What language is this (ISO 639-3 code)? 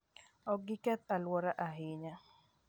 luo